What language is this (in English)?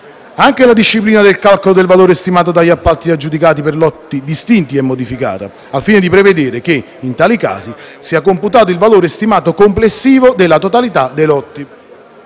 Italian